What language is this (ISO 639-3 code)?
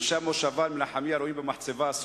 heb